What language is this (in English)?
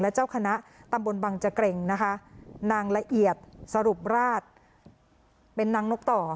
Thai